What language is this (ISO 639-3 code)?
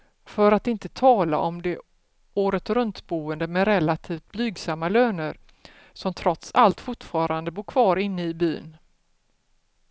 swe